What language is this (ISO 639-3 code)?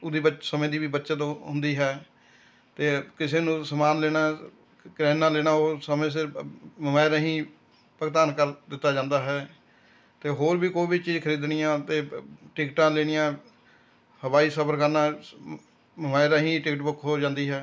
pan